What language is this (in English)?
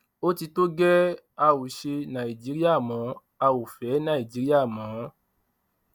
Yoruba